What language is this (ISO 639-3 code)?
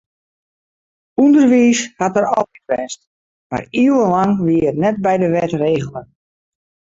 fry